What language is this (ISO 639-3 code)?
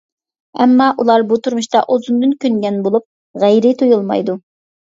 uig